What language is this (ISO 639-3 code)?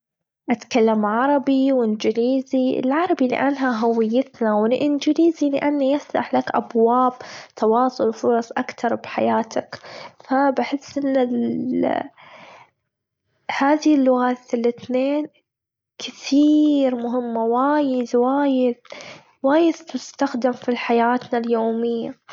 afb